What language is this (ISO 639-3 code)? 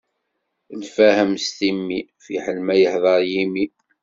kab